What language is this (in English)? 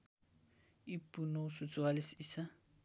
Nepali